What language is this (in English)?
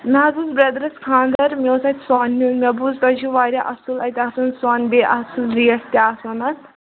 Kashmiri